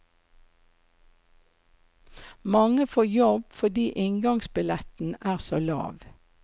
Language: Norwegian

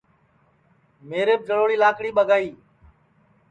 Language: Sansi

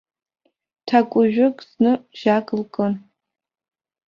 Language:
Abkhazian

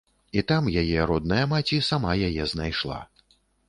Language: Belarusian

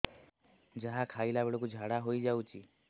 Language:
Odia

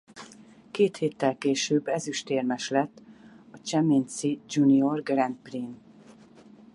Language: Hungarian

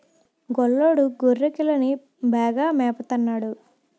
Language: Telugu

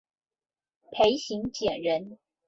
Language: Chinese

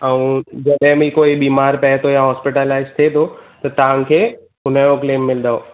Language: Sindhi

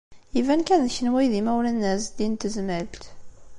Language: Kabyle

